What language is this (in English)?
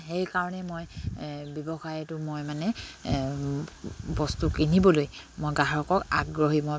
Assamese